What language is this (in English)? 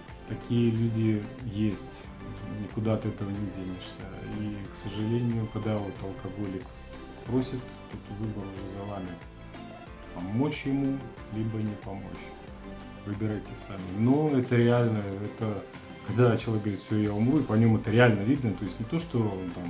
Russian